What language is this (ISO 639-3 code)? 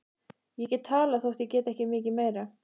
isl